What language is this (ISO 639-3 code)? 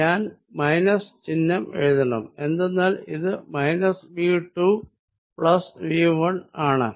mal